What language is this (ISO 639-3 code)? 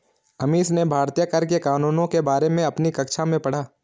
hin